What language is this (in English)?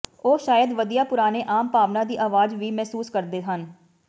Punjabi